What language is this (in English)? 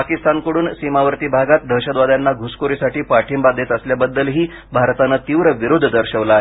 Marathi